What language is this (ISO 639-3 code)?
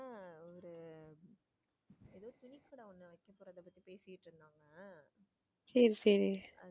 tam